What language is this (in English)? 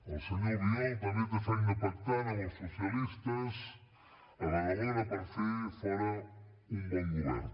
Catalan